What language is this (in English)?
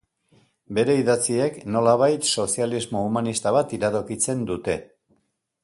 Basque